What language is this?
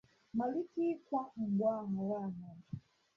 Igbo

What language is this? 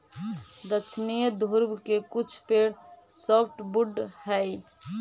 Magahi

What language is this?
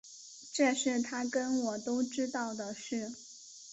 Chinese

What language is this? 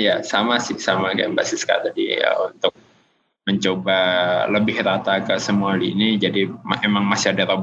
Indonesian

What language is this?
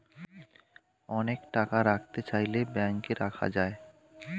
Bangla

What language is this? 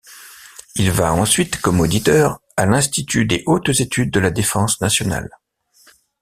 French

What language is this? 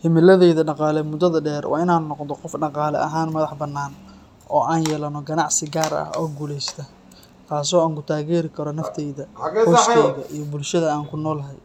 Somali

